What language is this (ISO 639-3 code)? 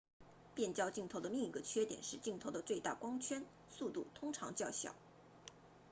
zho